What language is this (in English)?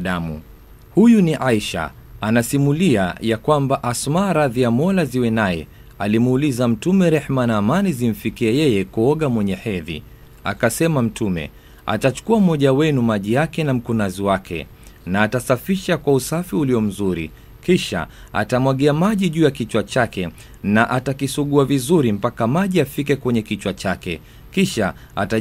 Swahili